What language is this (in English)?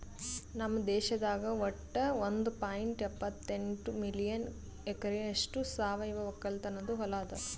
Kannada